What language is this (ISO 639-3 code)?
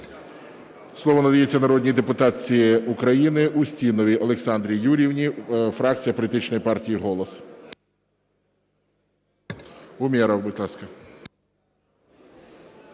ukr